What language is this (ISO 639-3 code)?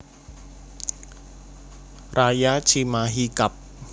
jav